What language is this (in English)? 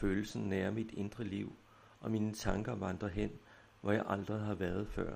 Danish